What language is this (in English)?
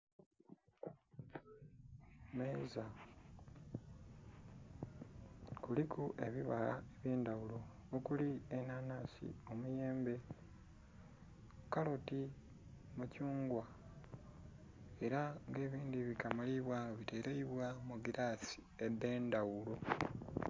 Soga